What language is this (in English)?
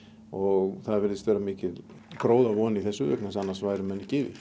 Icelandic